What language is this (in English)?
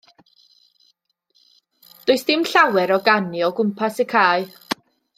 Welsh